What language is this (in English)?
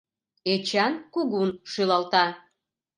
Mari